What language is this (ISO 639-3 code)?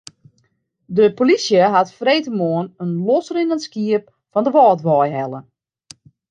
fry